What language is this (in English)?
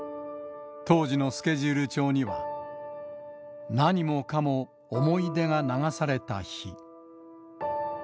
Japanese